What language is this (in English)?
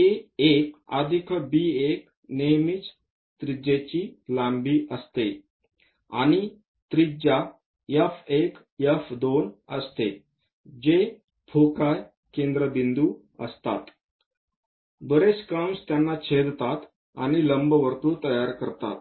Marathi